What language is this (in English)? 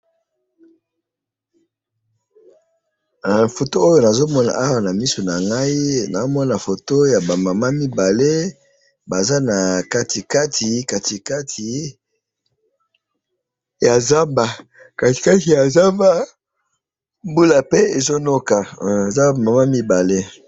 Lingala